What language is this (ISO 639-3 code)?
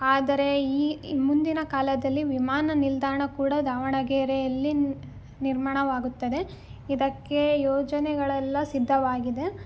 kan